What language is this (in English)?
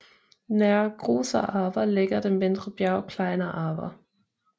Danish